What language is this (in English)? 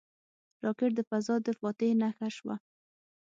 Pashto